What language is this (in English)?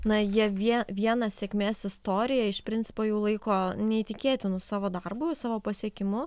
Lithuanian